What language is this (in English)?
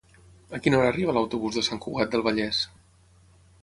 Catalan